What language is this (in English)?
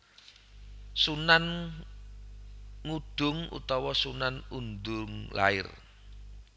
Javanese